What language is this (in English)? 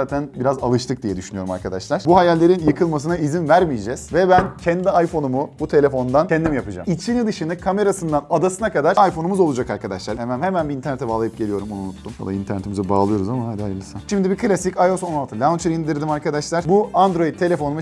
Turkish